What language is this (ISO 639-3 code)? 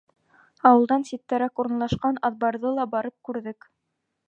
bak